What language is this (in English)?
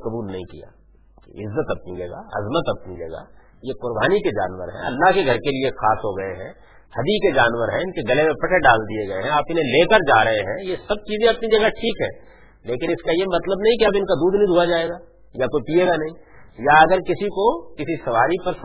Urdu